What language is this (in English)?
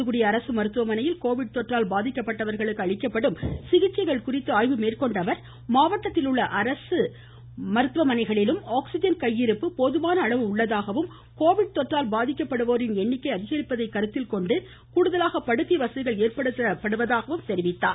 Tamil